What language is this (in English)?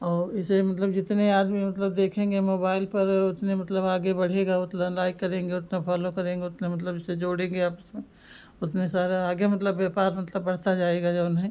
Hindi